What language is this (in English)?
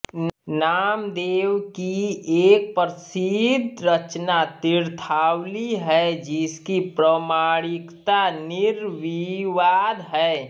Hindi